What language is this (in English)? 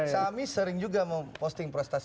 Indonesian